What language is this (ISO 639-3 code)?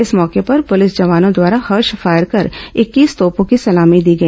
hin